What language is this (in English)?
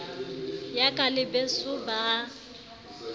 Southern Sotho